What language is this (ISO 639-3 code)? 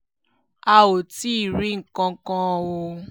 yor